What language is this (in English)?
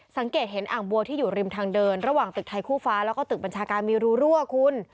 Thai